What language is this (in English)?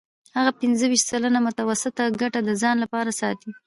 Pashto